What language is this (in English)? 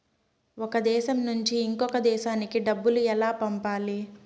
Telugu